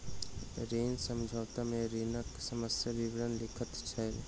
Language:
Maithili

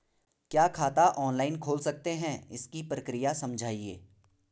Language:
Hindi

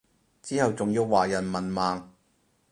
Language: Cantonese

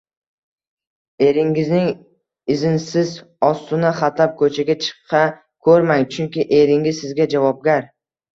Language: Uzbek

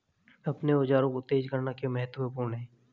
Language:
Hindi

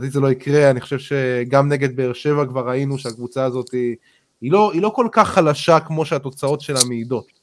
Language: Hebrew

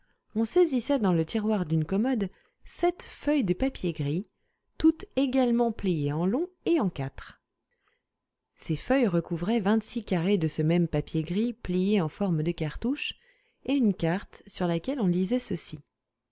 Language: French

